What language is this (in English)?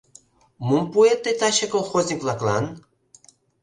Mari